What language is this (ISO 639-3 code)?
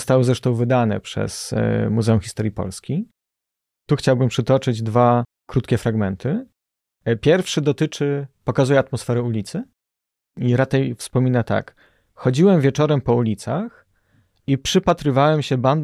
pol